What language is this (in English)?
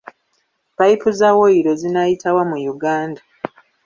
Ganda